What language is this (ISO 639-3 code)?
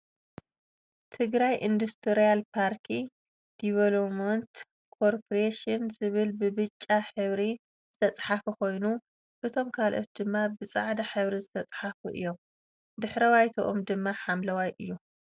tir